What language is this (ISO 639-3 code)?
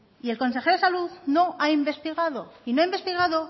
spa